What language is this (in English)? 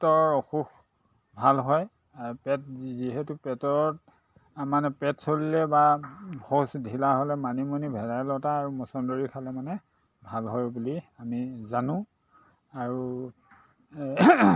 Assamese